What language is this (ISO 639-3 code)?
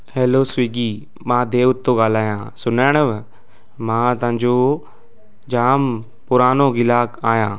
snd